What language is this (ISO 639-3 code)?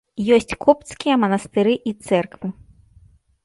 bel